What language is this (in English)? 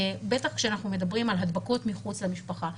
Hebrew